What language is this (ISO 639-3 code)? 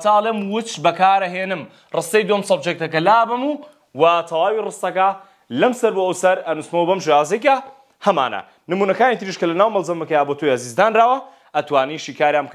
ara